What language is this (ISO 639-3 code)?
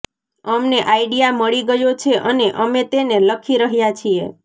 guj